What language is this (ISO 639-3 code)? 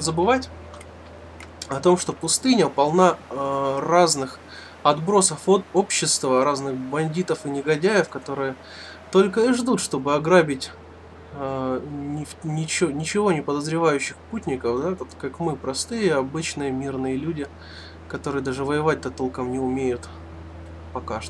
rus